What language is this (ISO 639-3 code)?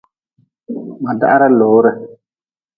nmz